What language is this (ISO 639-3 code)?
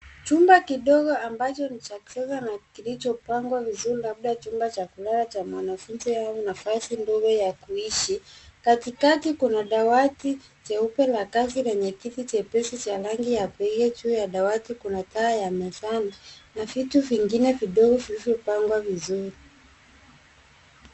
swa